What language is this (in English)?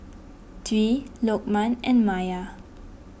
English